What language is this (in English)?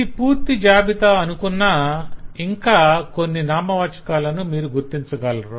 Telugu